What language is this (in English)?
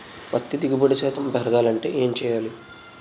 Telugu